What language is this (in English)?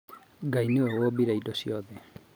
Kikuyu